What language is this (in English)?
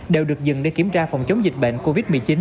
Vietnamese